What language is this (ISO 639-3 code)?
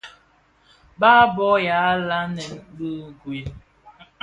ksf